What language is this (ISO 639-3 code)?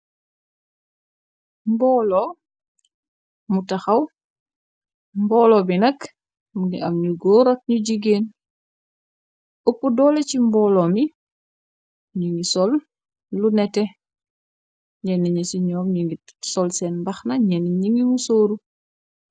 wol